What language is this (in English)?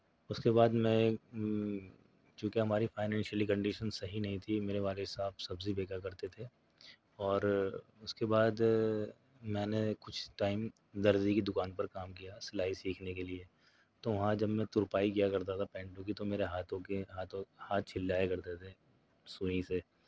Urdu